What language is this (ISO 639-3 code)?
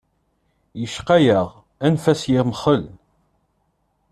kab